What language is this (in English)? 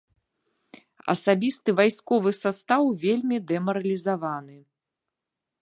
Belarusian